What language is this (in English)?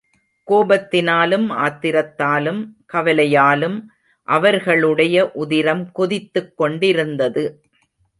Tamil